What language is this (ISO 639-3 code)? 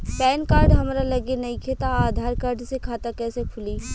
bho